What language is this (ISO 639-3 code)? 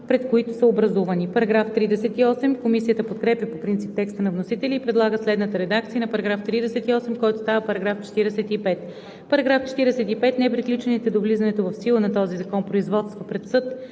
bul